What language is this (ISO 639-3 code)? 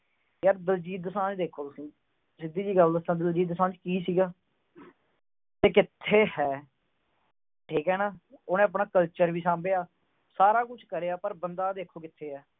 pan